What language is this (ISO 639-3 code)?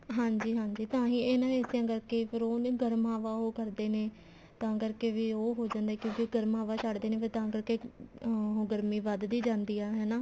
pan